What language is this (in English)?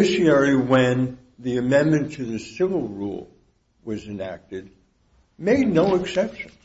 English